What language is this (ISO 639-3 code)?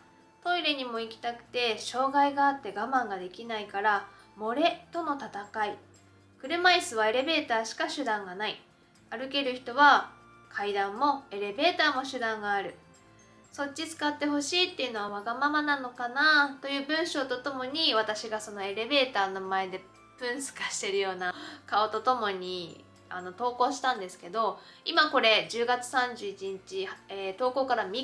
jpn